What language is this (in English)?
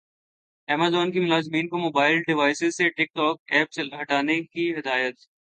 Urdu